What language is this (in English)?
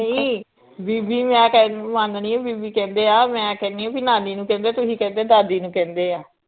Punjabi